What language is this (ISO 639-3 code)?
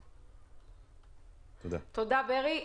heb